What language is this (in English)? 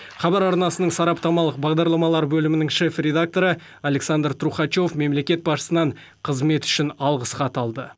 Kazakh